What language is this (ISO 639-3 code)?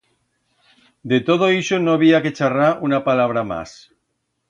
arg